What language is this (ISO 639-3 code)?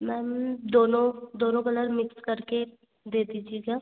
hin